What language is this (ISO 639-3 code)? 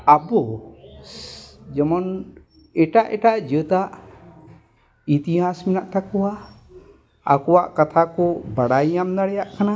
sat